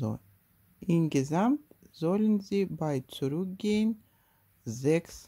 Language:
German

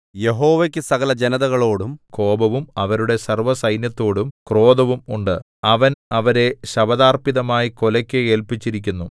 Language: Malayalam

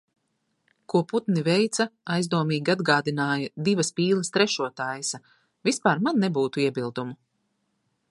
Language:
Latvian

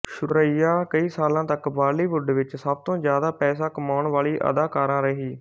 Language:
Punjabi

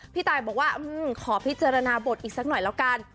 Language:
Thai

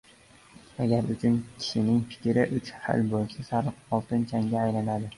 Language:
Uzbek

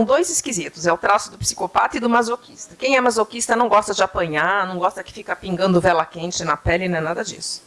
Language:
Portuguese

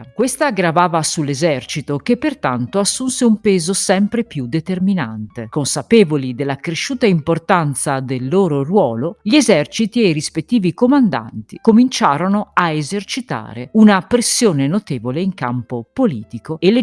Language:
Italian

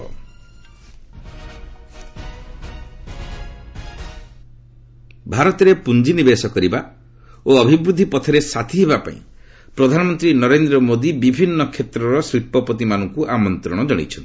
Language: Odia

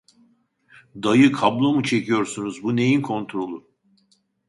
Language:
Turkish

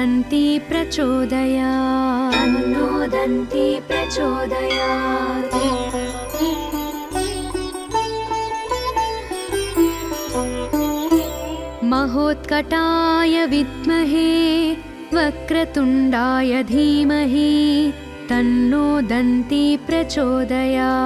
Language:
Telugu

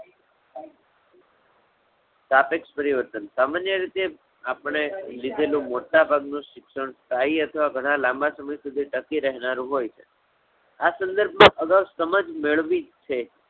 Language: Gujarati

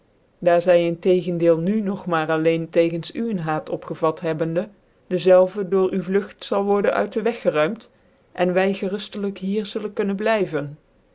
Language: Dutch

